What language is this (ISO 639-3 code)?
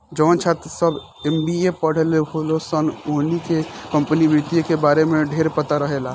bho